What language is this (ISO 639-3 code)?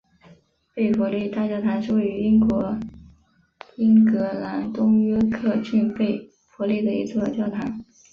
zho